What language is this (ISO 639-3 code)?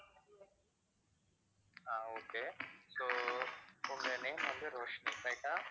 tam